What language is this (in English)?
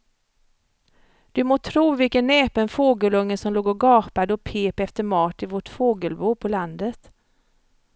Swedish